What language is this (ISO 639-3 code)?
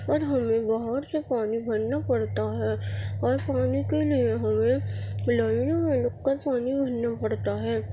urd